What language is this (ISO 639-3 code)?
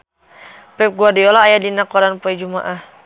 sun